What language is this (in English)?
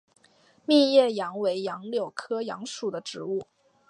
Chinese